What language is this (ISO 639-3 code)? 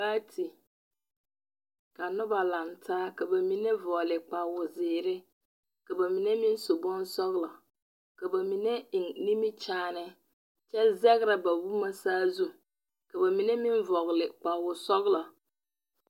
dga